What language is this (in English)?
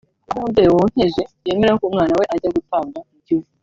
Kinyarwanda